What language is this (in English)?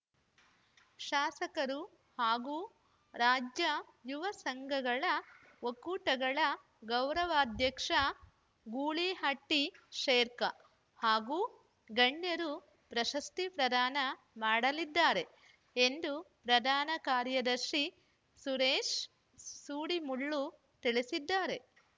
Kannada